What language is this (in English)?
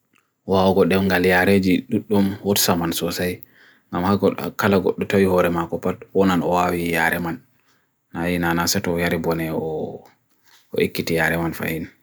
Bagirmi Fulfulde